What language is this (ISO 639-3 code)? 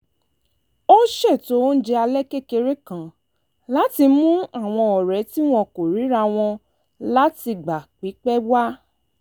yor